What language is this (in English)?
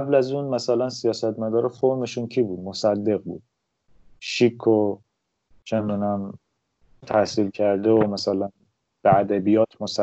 Persian